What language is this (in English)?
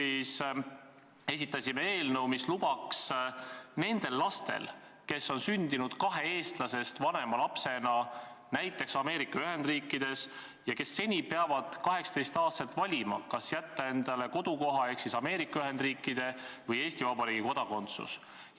Estonian